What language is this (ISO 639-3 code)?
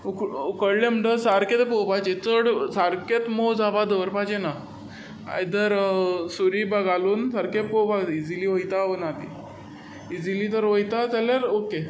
kok